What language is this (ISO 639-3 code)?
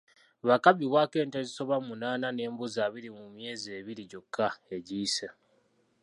lug